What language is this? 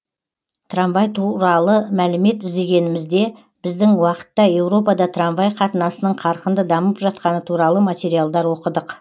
Kazakh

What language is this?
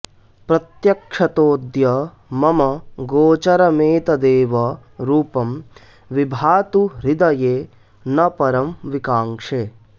Sanskrit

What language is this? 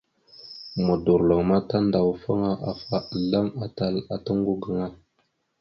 Mada (Cameroon)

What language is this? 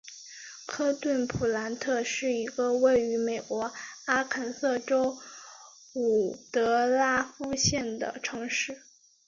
Chinese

